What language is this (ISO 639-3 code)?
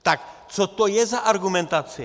ces